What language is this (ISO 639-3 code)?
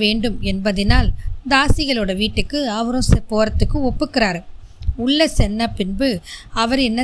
tam